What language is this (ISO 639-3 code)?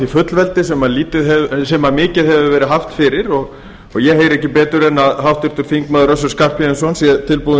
isl